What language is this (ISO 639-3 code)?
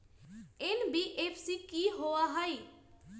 mag